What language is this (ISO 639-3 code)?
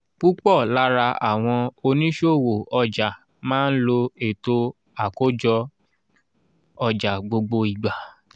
yor